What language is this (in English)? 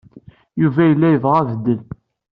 Kabyle